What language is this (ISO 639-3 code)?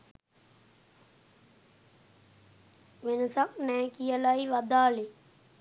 sin